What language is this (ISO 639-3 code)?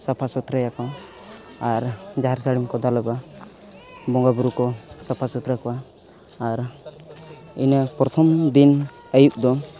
sat